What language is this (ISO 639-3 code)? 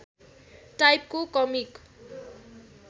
nep